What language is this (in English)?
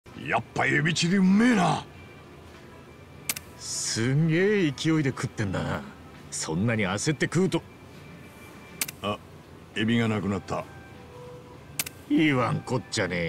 Japanese